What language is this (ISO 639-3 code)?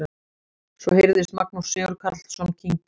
isl